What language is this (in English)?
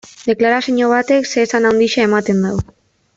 Basque